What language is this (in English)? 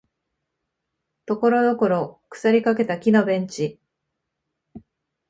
Japanese